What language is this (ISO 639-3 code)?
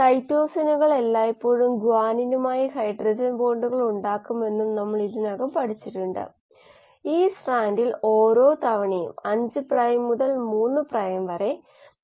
mal